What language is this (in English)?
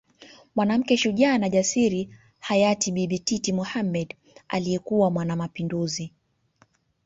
Swahili